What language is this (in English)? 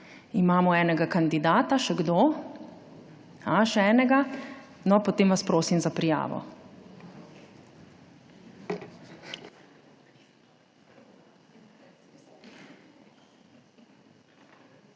Slovenian